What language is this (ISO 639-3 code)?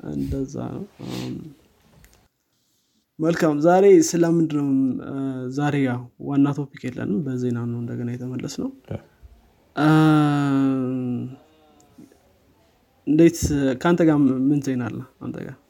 amh